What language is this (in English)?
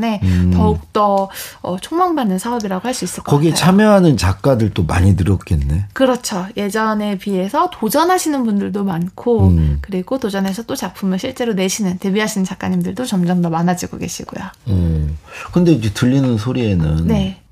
Korean